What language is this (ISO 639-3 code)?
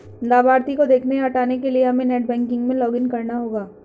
hin